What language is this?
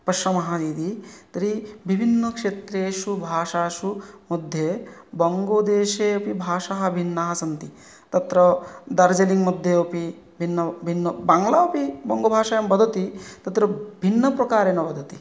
Sanskrit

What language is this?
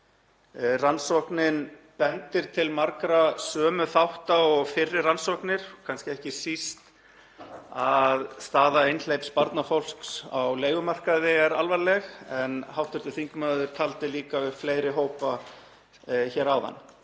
Icelandic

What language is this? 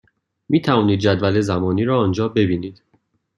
Persian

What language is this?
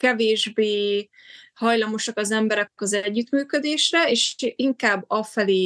Hungarian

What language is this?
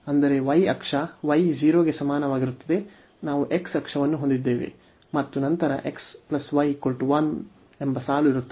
Kannada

